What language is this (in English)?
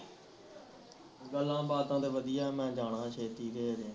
Punjabi